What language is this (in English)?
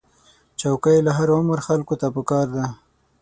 Pashto